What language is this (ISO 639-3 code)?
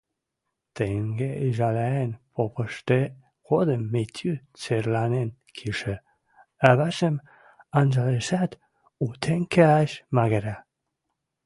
mrj